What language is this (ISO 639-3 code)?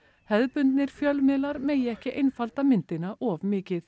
isl